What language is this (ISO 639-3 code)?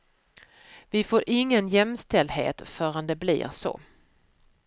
swe